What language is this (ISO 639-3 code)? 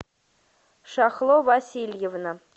rus